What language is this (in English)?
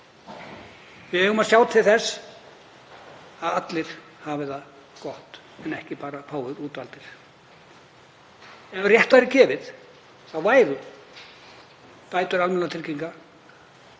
Icelandic